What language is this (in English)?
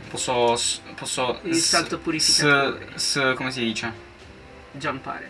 Italian